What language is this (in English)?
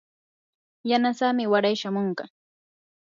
Yanahuanca Pasco Quechua